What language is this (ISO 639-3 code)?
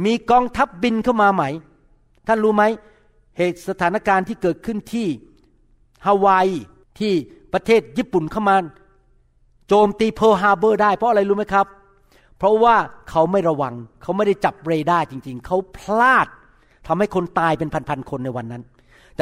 tha